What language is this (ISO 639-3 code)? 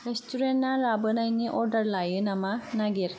brx